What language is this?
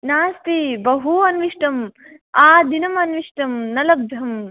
Sanskrit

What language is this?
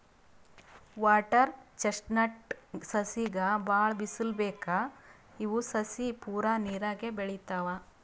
Kannada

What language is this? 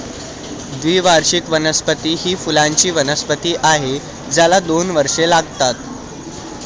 Marathi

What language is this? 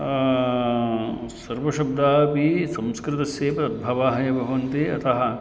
Sanskrit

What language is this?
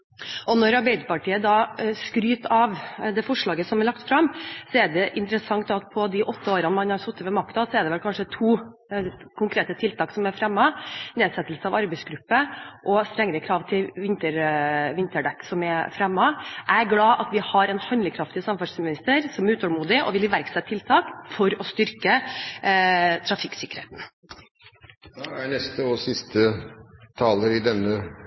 Norwegian Bokmål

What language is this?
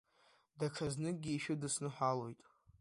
Abkhazian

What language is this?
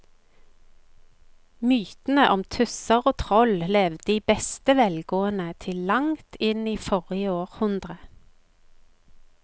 Norwegian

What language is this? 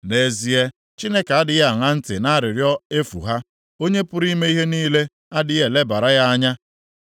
Igbo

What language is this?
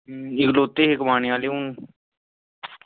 Dogri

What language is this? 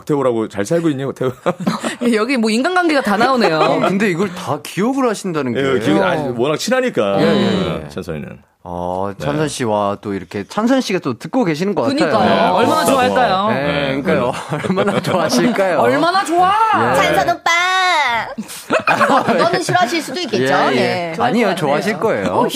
Korean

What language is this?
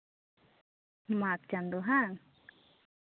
Santali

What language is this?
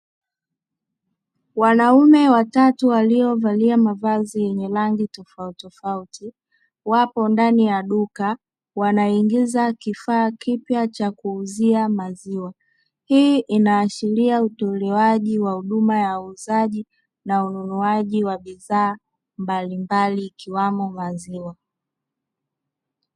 Swahili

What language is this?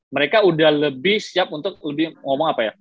Indonesian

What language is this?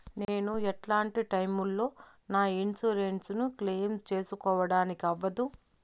Telugu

